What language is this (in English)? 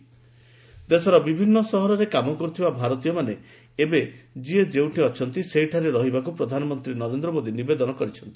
Odia